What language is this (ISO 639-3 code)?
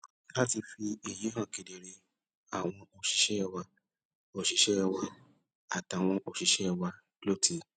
yor